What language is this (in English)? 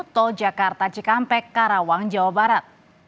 Indonesian